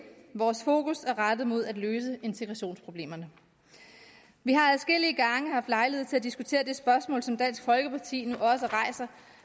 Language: Danish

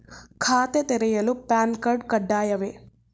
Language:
Kannada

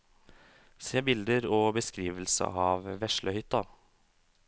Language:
Norwegian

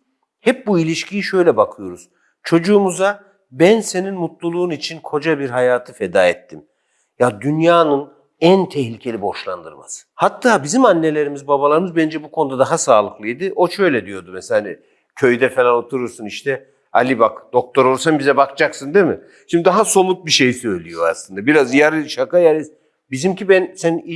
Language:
Turkish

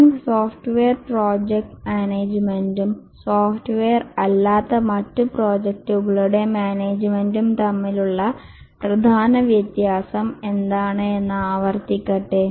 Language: Malayalam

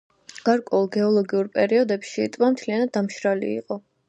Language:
Georgian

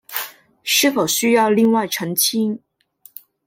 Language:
Chinese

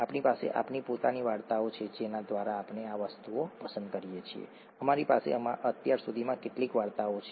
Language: Gujarati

